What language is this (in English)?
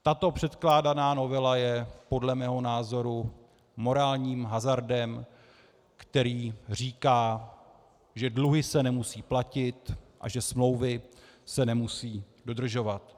Czech